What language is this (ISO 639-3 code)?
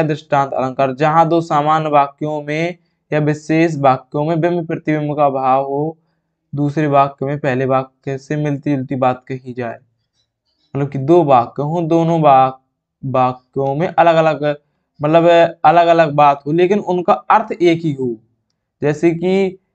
hin